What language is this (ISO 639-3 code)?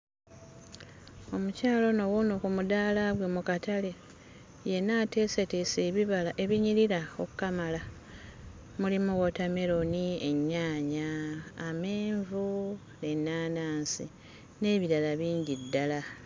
lug